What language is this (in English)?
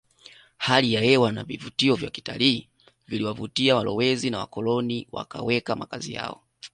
Swahili